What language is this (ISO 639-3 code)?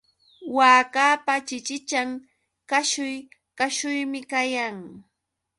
qux